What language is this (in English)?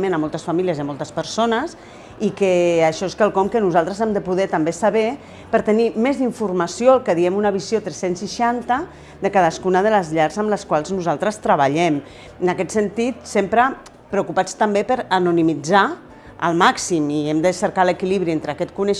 Catalan